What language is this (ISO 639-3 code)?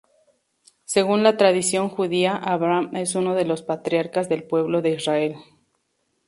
spa